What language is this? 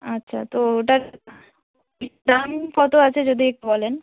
Bangla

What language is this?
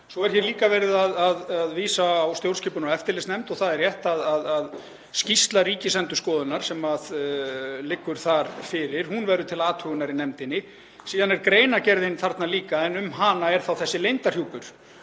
Icelandic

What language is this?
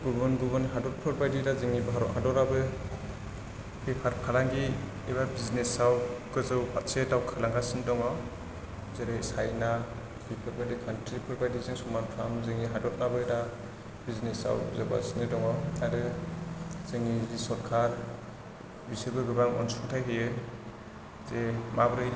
Bodo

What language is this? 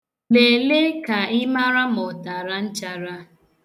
Igbo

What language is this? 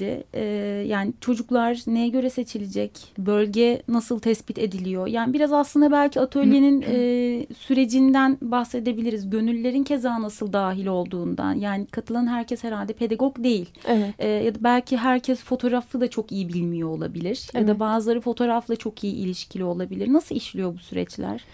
Turkish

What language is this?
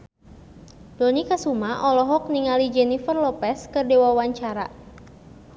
Sundanese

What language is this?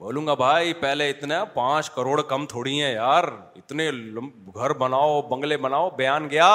Urdu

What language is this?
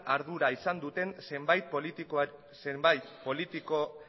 Basque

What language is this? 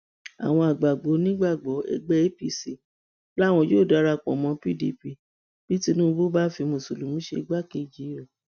Yoruba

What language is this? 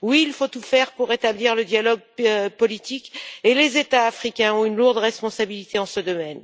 French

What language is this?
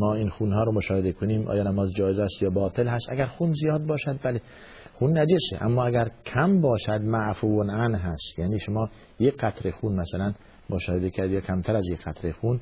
Persian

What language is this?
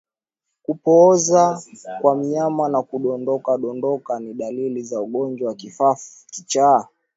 Swahili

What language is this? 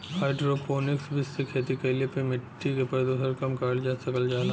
Bhojpuri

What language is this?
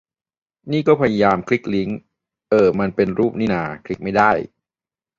Thai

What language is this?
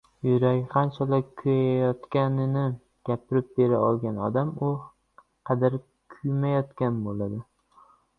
Uzbek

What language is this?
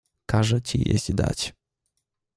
Polish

